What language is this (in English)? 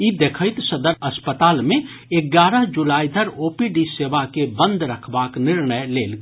Maithili